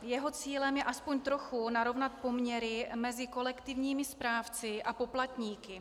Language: Czech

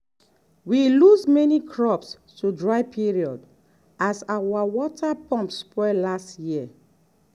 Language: Nigerian Pidgin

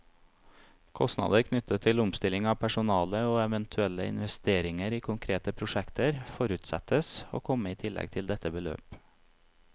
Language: Norwegian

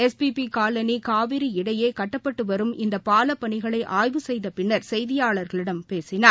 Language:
Tamil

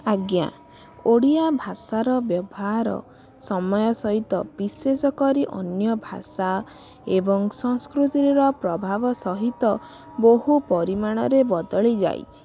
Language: Odia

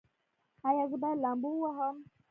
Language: Pashto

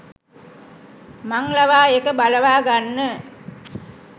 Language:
Sinhala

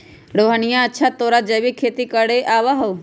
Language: Magahi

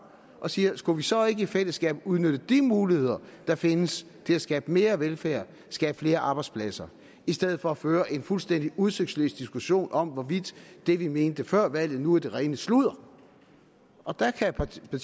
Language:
Danish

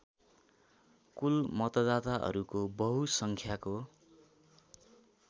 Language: Nepali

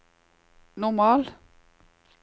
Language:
Norwegian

